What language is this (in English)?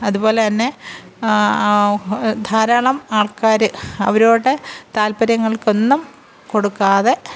Malayalam